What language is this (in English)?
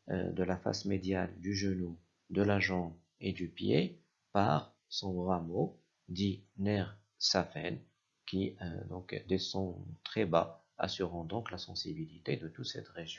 French